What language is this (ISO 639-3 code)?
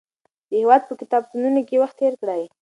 pus